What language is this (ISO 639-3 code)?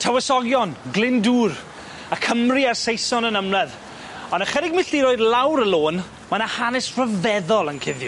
cym